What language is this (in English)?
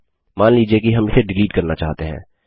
Hindi